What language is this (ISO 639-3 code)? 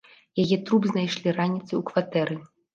bel